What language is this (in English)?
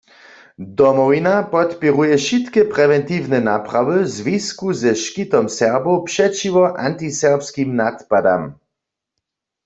Upper Sorbian